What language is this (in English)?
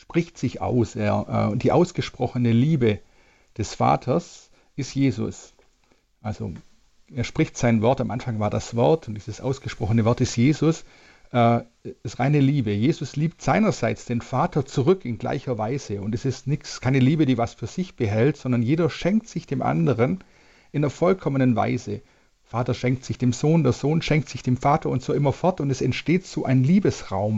German